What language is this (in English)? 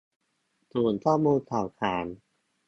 Thai